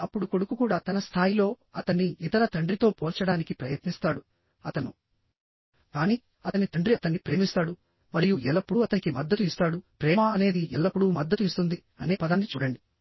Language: Telugu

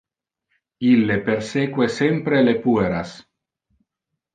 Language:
Interlingua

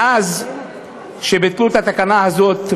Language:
Hebrew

